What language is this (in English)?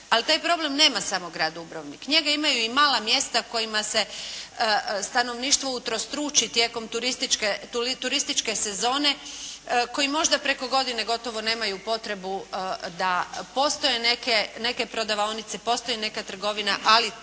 Croatian